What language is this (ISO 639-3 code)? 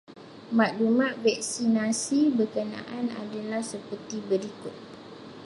msa